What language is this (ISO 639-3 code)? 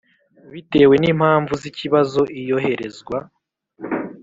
kin